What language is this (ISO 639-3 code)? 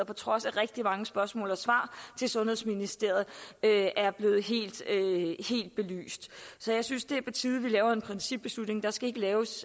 dan